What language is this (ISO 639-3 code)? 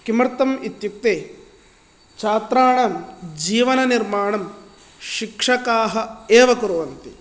san